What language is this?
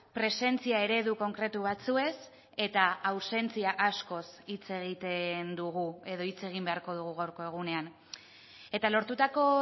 Basque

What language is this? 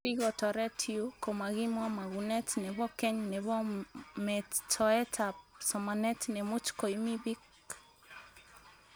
Kalenjin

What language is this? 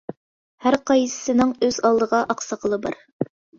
Uyghur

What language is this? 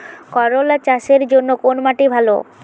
Bangla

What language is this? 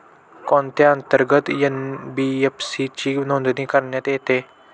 Marathi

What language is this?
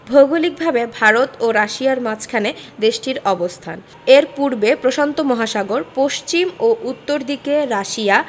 Bangla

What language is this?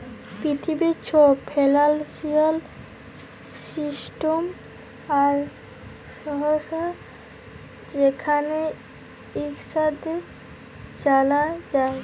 Bangla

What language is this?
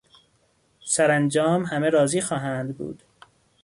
Persian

